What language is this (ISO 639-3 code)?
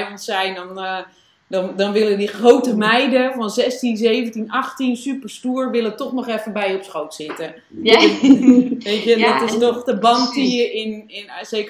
nld